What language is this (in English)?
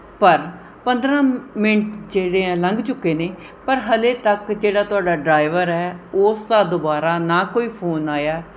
Punjabi